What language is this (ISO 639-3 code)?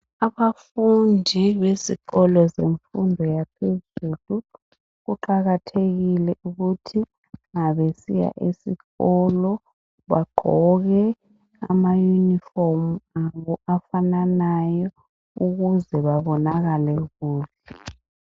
nde